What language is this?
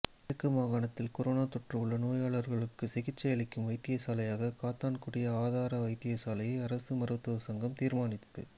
Tamil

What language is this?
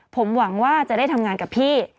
Thai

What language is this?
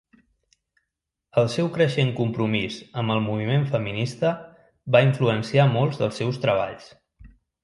Catalan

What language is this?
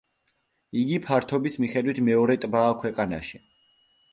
Georgian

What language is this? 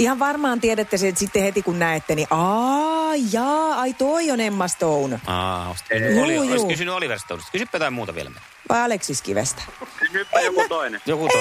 Finnish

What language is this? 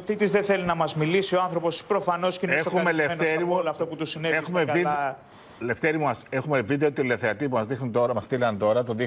Greek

